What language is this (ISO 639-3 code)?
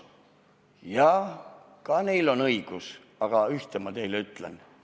est